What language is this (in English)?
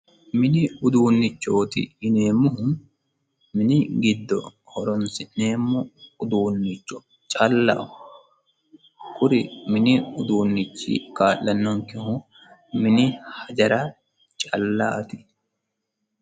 Sidamo